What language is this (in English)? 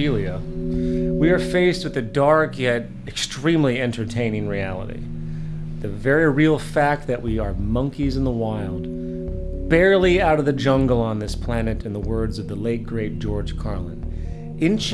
English